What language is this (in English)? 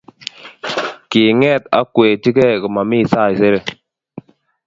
Kalenjin